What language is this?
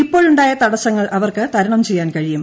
Malayalam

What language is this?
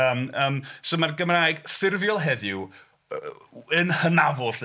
Welsh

